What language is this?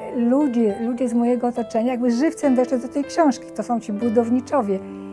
Polish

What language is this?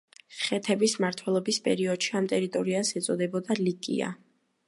Georgian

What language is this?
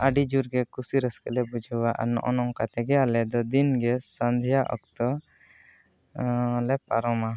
Santali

